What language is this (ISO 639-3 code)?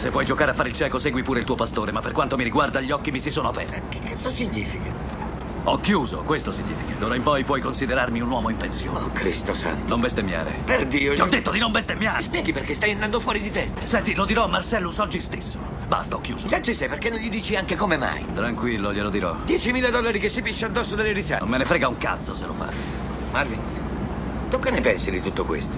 ita